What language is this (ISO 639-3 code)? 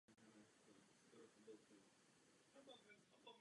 ces